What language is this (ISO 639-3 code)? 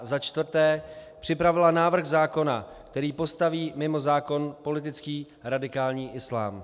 ces